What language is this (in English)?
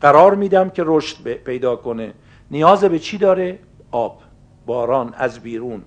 Persian